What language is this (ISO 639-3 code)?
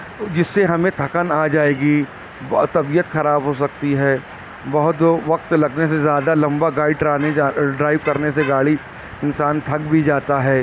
urd